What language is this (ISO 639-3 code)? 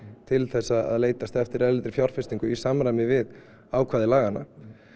isl